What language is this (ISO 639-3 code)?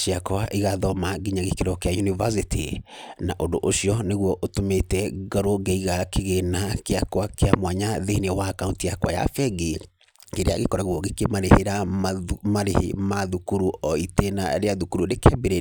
kik